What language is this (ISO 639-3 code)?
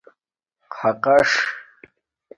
dmk